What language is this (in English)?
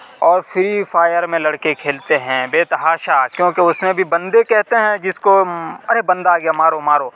Urdu